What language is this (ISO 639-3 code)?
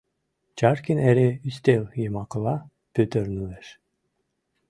chm